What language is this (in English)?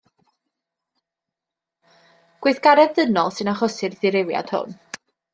Welsh